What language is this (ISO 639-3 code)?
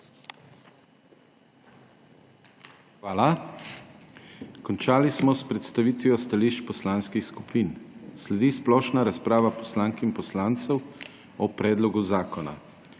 slv